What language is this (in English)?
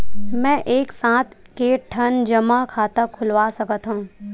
Chhattisgarhi